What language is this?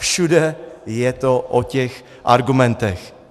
Czech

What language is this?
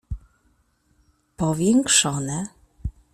Polish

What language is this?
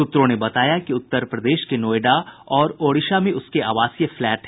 Hindi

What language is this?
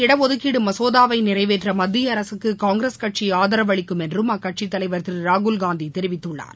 Tamil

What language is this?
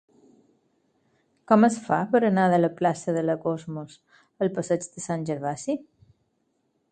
Catalan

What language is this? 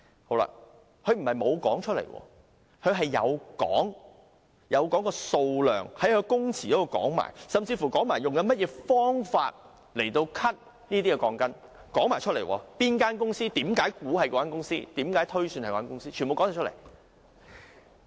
Cantonese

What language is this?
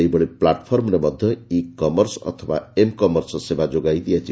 Odia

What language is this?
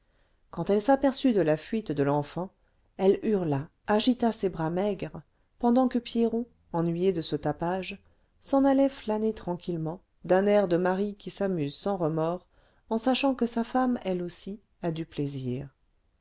French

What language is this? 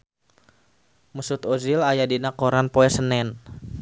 Sundanese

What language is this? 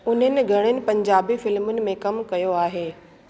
Sindhi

